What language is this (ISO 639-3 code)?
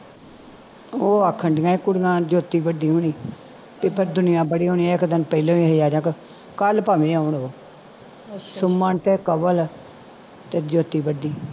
pan